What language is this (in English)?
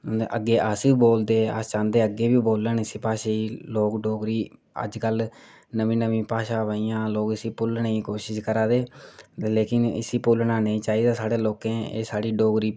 Dogri